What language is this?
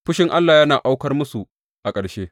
Hausa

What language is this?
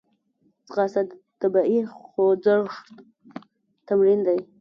Pashto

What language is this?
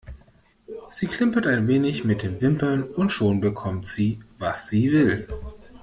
German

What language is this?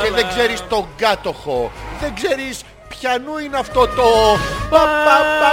Greek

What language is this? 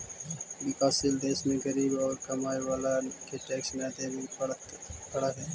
Magahi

